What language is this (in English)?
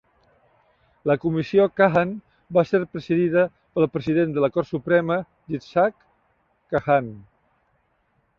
Catalan